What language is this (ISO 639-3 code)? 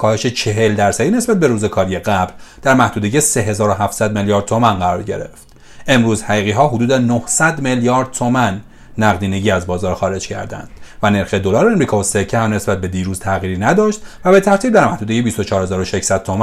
fas